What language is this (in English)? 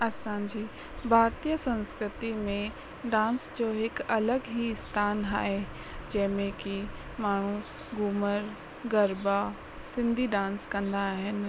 Sindhi